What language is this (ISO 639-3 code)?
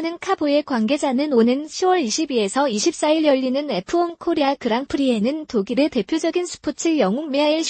kor